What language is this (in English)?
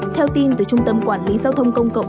Vietnamese